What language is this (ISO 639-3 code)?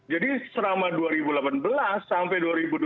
ind